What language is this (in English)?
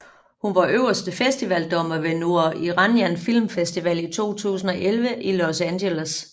Danish